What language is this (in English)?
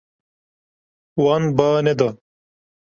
Kurdish